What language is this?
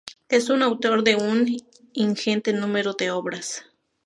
Spanish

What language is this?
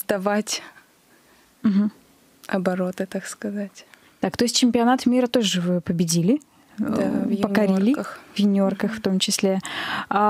Russian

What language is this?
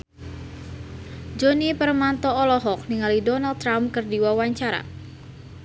Sundanese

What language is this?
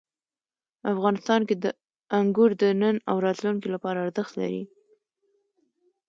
Pashto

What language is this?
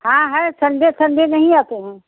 Hindi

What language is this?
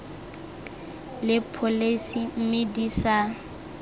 Tswana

